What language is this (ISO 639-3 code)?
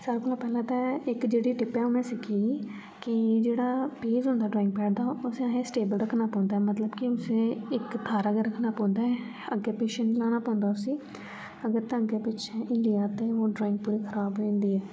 doi